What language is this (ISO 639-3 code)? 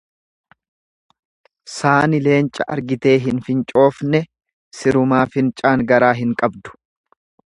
orm